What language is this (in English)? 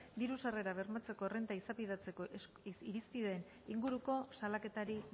Basque